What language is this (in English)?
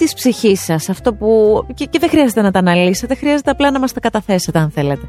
Greek